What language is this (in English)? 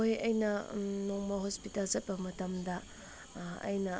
Manipuri